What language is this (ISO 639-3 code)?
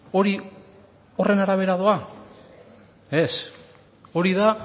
eus